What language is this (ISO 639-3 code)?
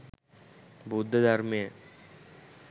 sin